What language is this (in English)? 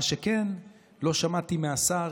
Hebrew